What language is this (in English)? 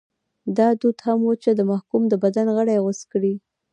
Pashto